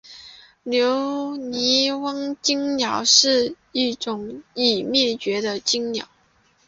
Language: Chinese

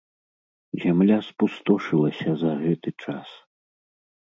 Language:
Belarusian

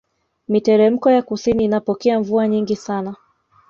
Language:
Swahili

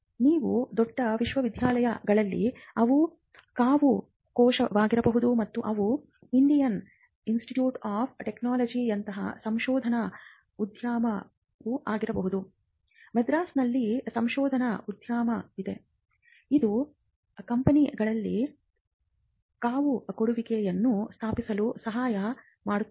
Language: Kannada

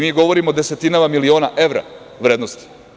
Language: Serbian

